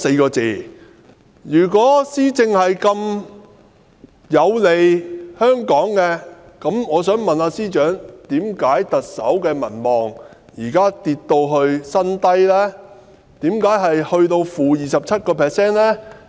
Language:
Cantonese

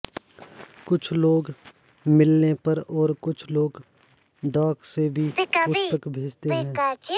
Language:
Sanskrit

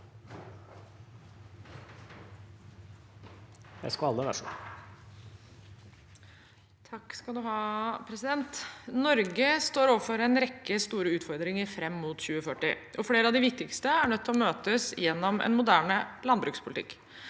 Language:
Norwegian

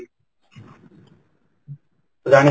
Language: Odia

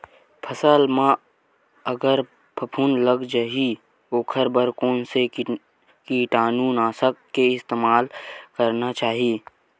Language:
Chhattisgarhi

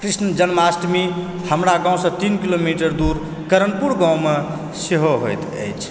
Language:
Maithili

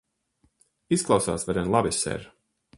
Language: Latvian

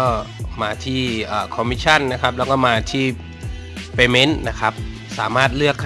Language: Thai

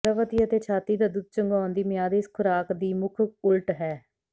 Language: Punjabi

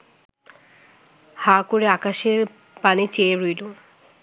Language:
Bangla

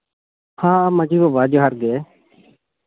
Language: Santali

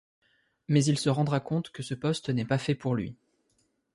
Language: French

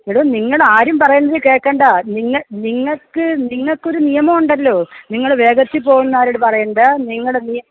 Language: Malayalam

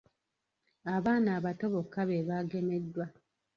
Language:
Ganda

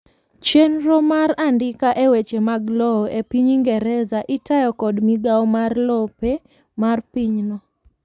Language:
Luo (Kenya and Tanzania)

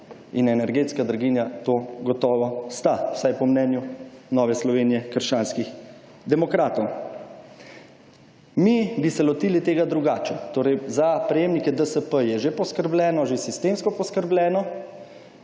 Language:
Slovenian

